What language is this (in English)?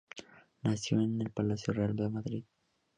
Spanish